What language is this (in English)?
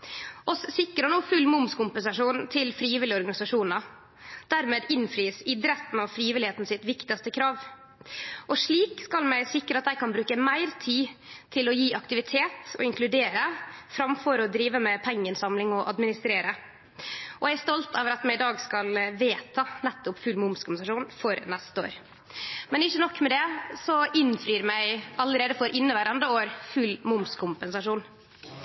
Norwegian Nynorsk